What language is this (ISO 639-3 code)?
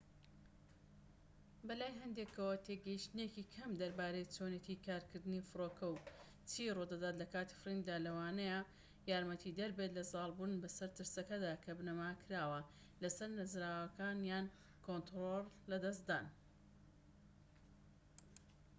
ckb